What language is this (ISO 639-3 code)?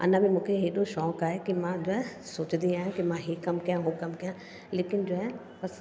snd